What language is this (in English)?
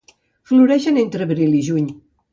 Catalan